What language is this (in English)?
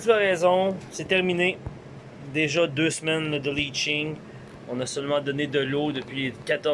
French